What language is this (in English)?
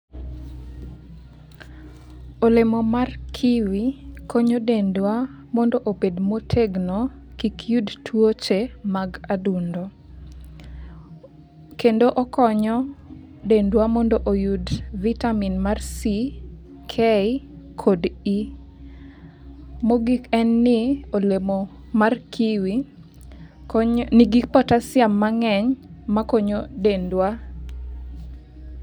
Luo (Kenya and Tanzania)